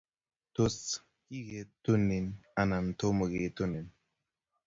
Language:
Kalenjin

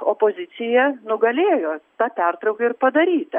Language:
Lithuanian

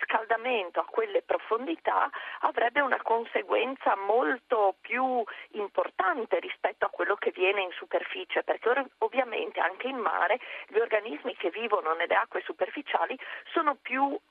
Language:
Italian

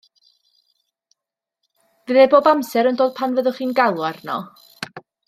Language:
Welsh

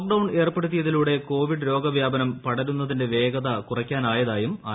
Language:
Malayalam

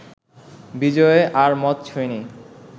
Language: Bangla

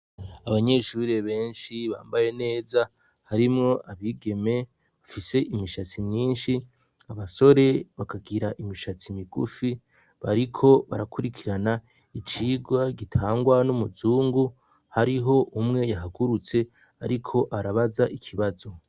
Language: Rundi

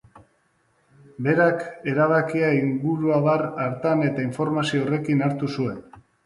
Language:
Basque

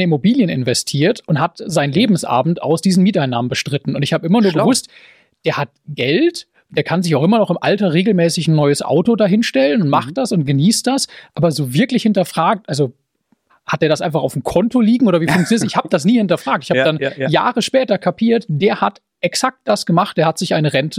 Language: German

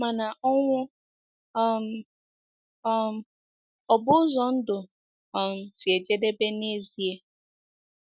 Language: Igbo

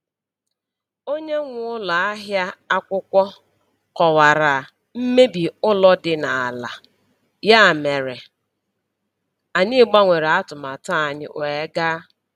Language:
Igbo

